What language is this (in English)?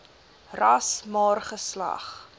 Afrikaans